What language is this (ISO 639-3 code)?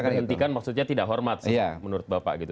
ind